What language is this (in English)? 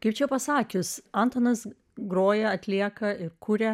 Lithuanian